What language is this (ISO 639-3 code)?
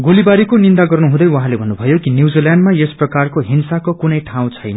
nep